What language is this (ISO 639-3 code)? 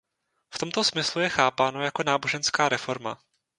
ces